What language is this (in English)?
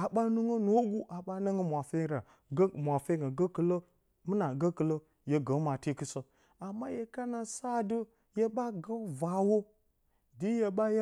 Bacama